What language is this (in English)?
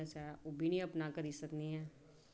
Dogri